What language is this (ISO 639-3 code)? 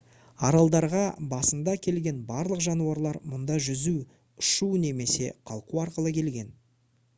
kaz